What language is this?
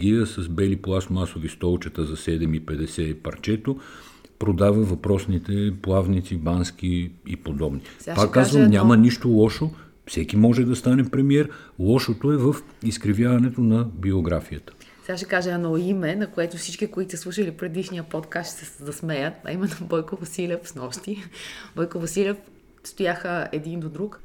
Bulgarian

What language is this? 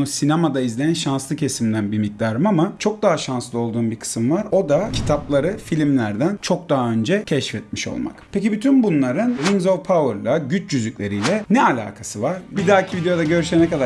Turkish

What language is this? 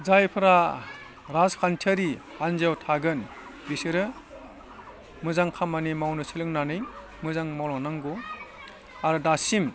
Bodo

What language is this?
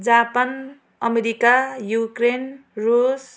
Nepali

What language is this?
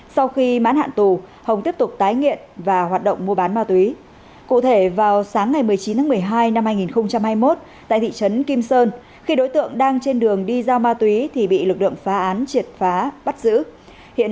Vietnamese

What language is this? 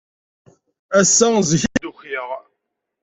Kabyle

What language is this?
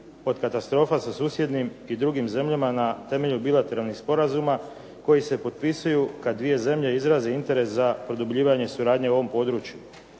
Croatian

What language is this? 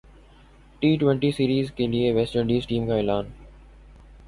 Urdu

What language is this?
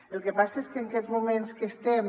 Catalan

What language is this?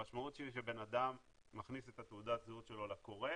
Hebrew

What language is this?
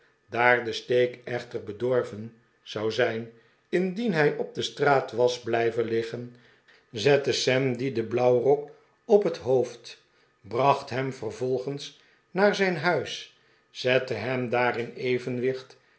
Dutch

